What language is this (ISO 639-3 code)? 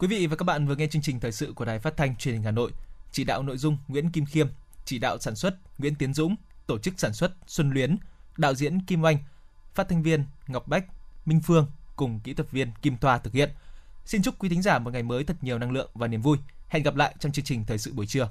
vie